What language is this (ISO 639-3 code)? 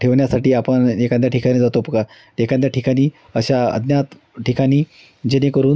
mar